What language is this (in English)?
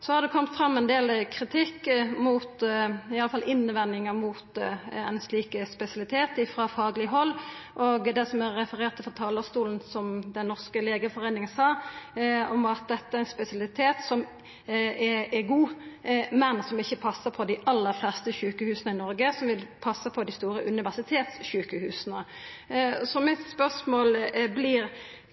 Norwegian Nynorsk